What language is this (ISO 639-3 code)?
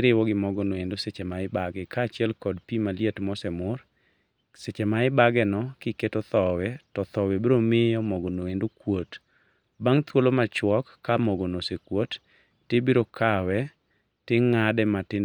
luo